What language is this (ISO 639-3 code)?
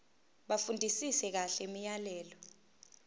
zul